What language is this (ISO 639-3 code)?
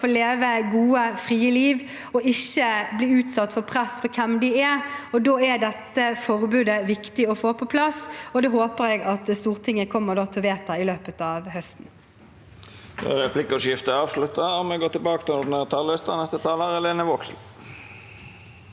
nor